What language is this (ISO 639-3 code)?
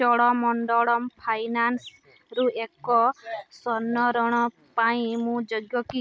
ori